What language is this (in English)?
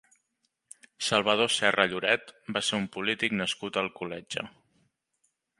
Catalan